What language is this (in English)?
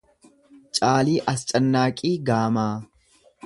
Oromo